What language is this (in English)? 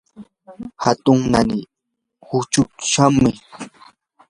Yanahuanca Pasco Quechua